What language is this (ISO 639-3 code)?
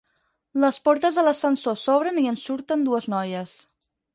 cat